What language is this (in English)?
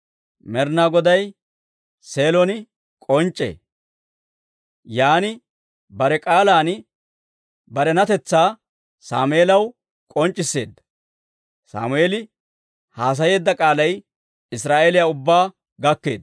Dawro